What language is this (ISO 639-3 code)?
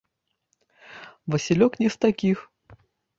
bel